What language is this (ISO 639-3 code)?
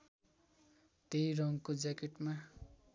nep